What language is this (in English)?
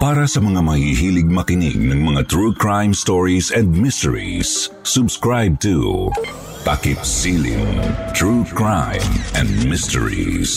Filipino